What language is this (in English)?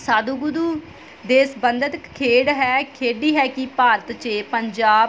Punjabi